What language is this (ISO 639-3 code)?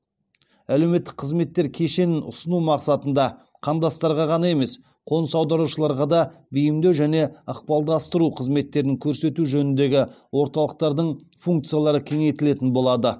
kaz